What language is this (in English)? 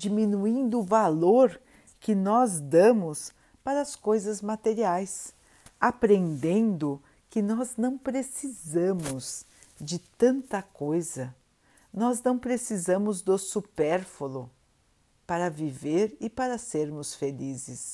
Portuguese